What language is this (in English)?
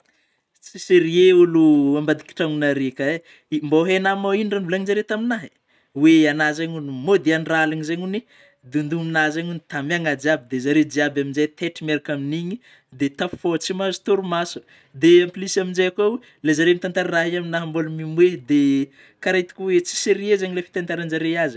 Northern Betsimisaraka Malagasy